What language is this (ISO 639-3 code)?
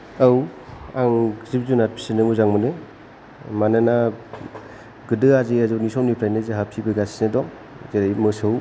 brx